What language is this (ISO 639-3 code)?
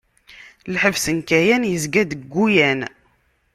kab